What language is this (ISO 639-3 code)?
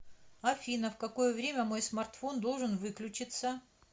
rus